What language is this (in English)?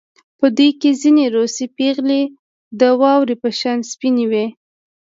Pashto